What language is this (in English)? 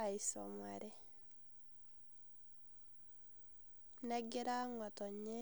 Masai